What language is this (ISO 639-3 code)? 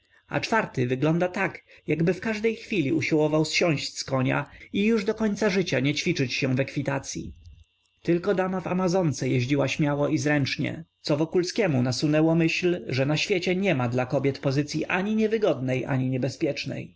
pol